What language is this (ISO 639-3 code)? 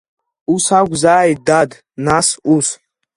abk